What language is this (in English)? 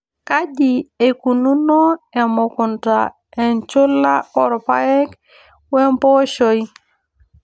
Masai